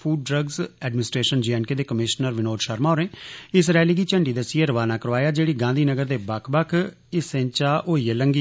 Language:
Dogri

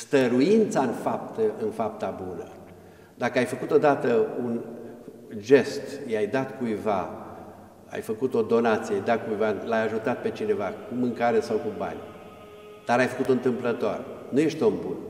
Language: Romanian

